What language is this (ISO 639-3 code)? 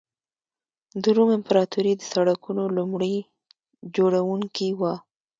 pus